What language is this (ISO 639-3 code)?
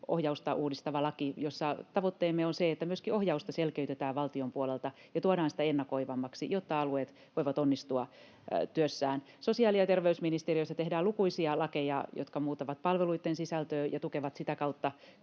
fin